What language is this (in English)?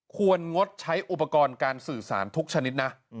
Thai